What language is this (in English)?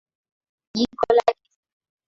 Swahili